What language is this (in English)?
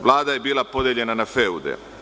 Serbian